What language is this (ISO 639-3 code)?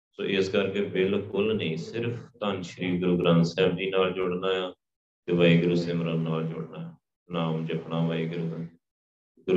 pan